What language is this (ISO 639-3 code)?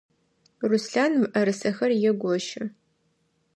ady